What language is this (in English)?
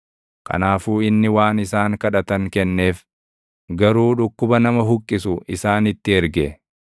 Oromo